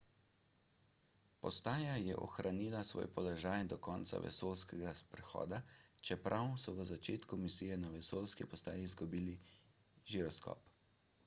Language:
Slovenian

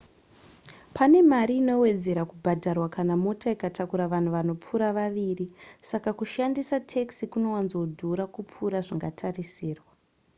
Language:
Shona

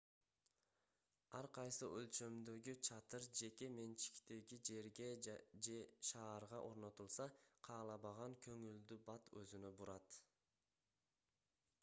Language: Kyrgyz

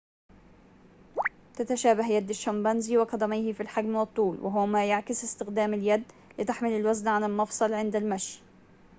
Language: Arabic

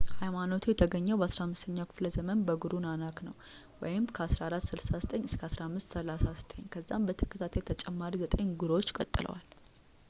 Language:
Amharic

